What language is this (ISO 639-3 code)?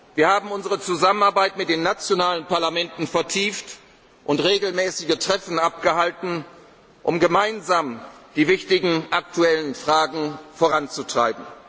deu